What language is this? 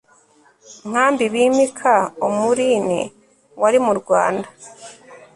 Kinyarwanda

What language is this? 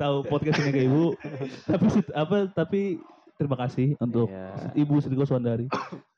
Indonesian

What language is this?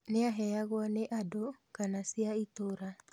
Kikuyu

